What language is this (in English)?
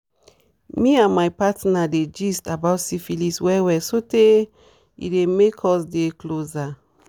Nigerian Pidgin